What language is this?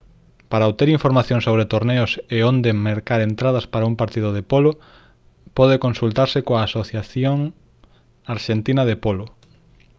Galician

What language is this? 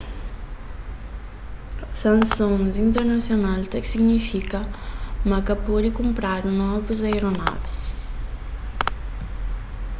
Kabuverdianu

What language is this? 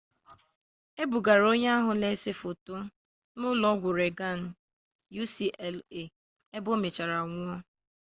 Igbo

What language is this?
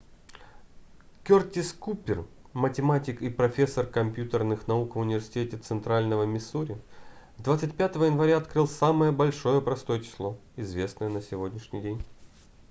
Russian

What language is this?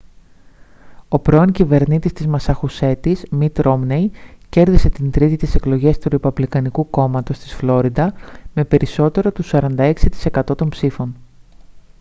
Greek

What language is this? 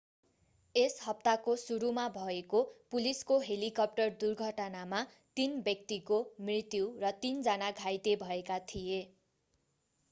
Nepali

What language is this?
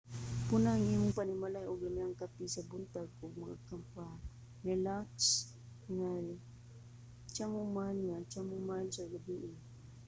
Cebuano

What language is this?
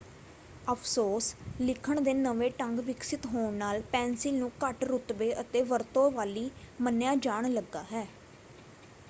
Punjabi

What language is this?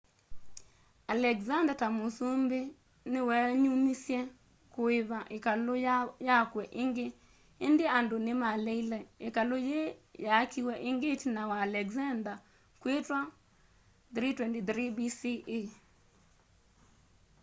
Kamba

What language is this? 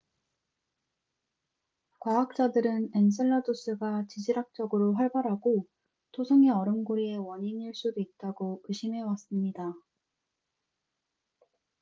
Korean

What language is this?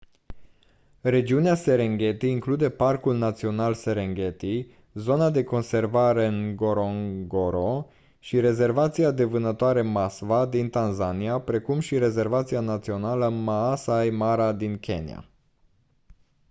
Romanian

